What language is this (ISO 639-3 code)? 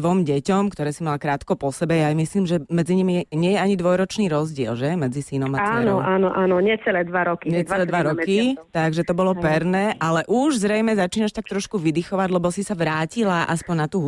slk